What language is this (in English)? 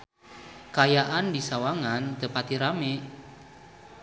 Sundanese